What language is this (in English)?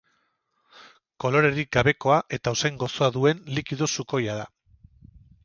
Basque